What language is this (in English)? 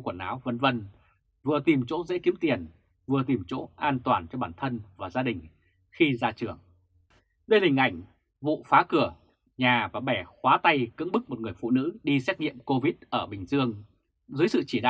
Vietnamese